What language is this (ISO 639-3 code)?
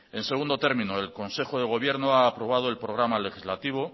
spa